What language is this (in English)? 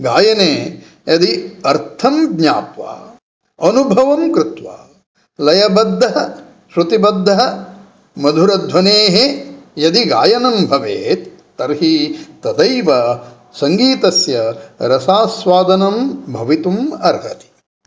Sanskrit